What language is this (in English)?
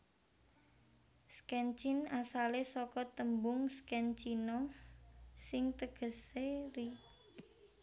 Javanese